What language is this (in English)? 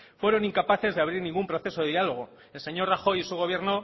Spanish